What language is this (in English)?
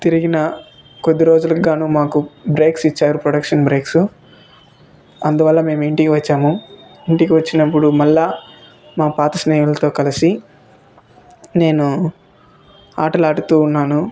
Telugu